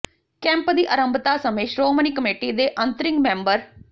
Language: Punjabi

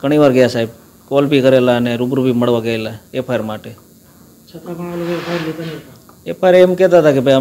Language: Gujarati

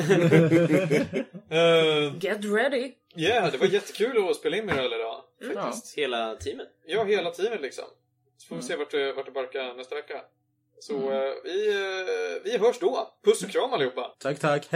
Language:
Swedish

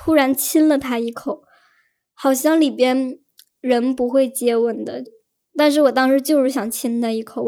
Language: Chinese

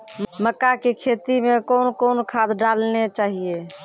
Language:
Maithili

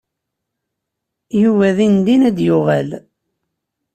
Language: Kabyle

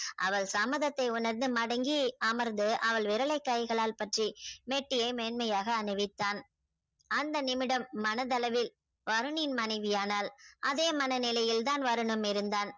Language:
Tamil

